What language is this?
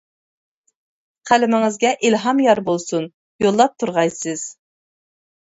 Uyghur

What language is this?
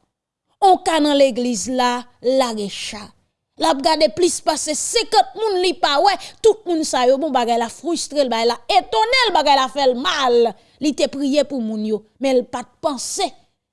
French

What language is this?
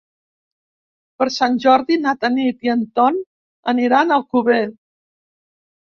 Catalan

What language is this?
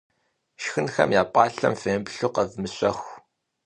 Kabardian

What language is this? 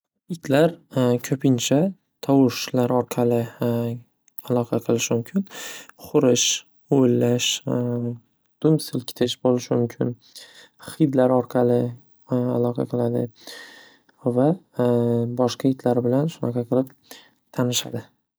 Uzbek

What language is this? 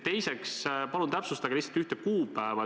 Estonian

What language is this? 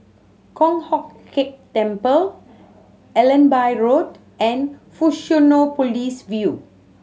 English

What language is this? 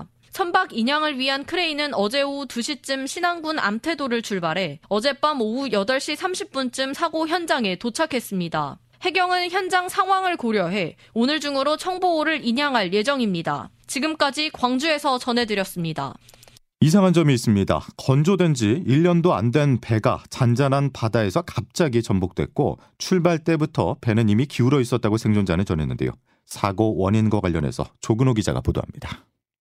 Korean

